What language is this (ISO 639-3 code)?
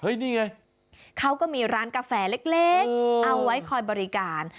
tha